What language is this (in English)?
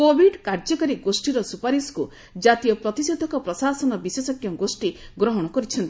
Odia